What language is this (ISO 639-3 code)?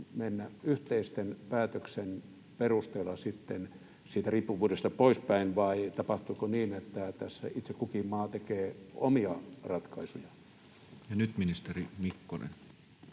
fin